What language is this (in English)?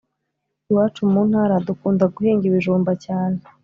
Kinyarwanda